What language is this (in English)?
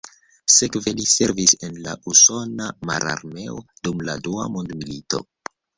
Esperanto